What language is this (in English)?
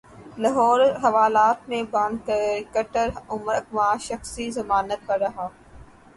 Urdu